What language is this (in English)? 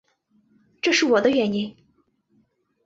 Chinese